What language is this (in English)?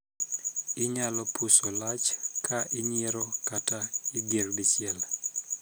Luo (Kenya and Tanzania)